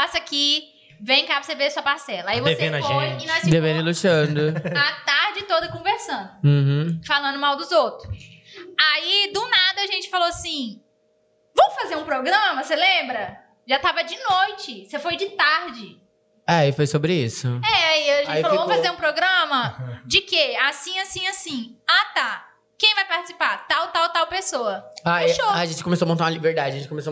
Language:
Portuguese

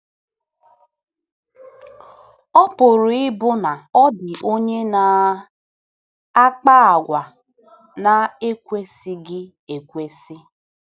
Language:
Igbo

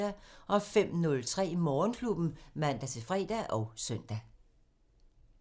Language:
Danish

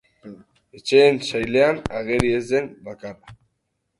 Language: Basque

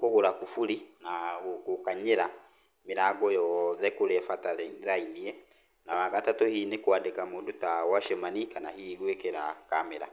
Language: Kikuyu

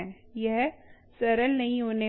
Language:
Hindi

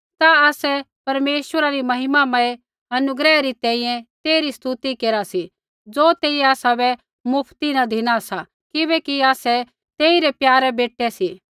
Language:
Kullu Pahari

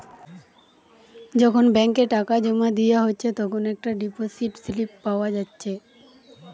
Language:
Bangla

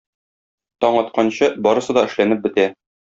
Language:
Tatar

